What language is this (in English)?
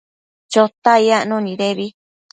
Matsés